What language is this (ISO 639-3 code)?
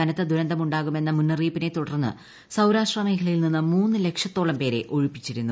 mal